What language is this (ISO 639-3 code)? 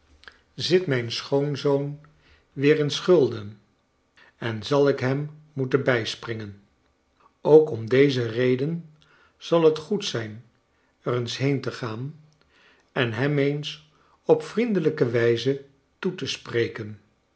nld